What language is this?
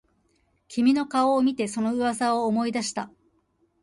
Japanese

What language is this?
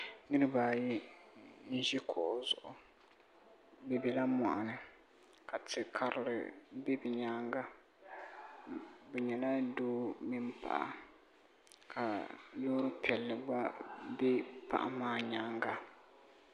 Dagbani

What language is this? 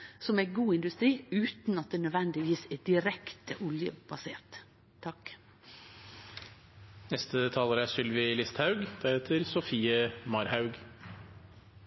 Norwegian Nynorsk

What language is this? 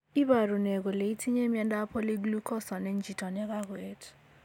Kalenjin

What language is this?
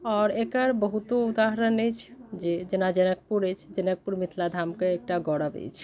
Maithili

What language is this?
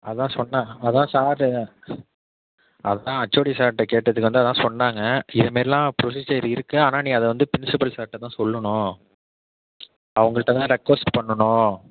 Tamil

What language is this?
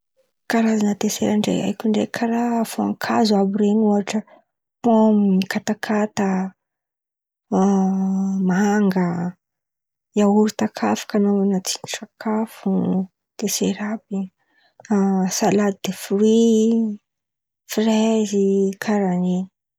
Antankarana Malagasy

